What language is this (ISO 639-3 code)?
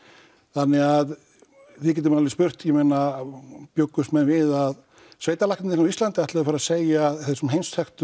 isl